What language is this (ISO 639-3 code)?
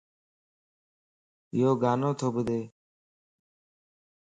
lss